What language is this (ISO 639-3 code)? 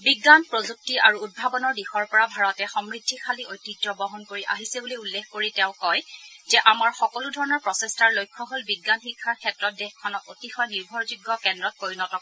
asm